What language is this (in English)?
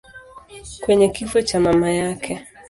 Swahili